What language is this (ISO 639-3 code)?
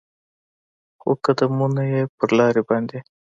pus